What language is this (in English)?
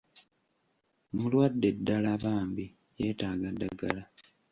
Ganda